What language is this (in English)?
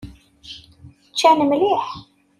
Kabyle